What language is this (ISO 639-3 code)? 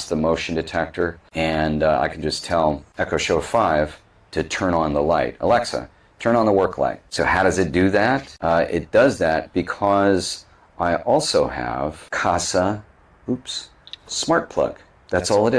eng